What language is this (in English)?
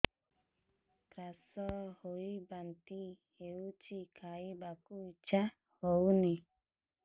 Odia